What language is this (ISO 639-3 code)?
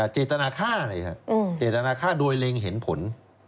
tha